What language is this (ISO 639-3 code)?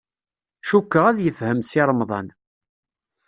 kab